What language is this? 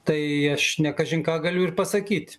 Lithuanian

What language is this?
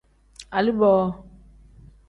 Tem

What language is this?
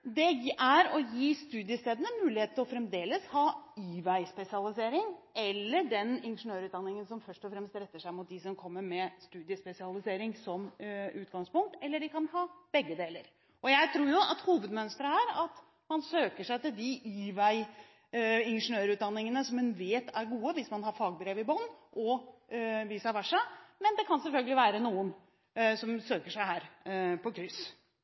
Norwegian Bokmål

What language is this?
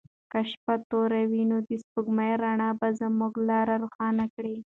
Pashto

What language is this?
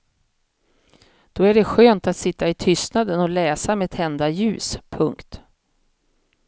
Swedish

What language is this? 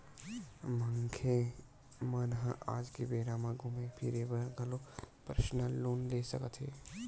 Chhattisgarhi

